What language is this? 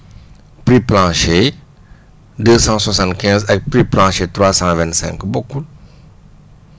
Wolof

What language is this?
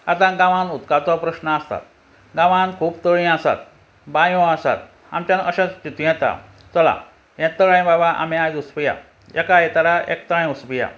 Konkani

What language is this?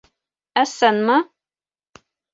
Bashkir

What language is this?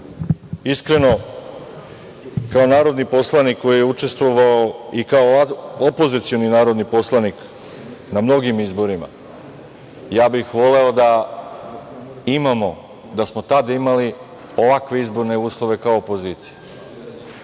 Serbian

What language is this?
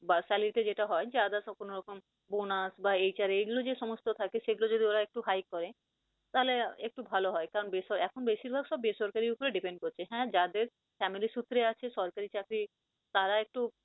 Bangla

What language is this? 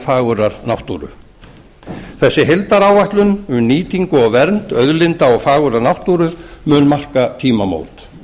Icelandic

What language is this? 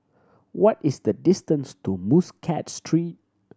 English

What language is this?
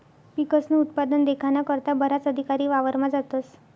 Marathi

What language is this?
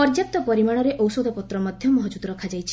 Odia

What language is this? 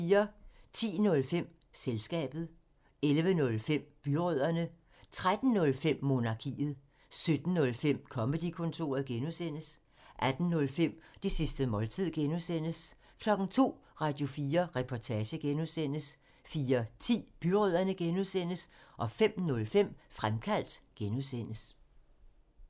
Danish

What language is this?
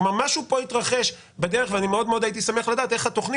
Hebrew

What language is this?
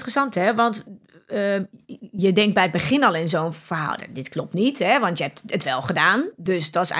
Dutch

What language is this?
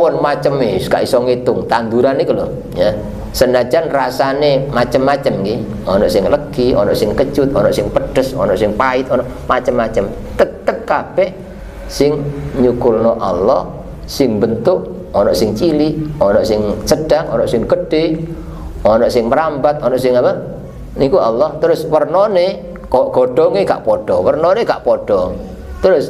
Indonesian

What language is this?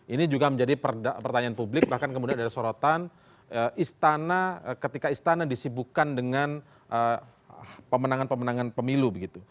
Indonesian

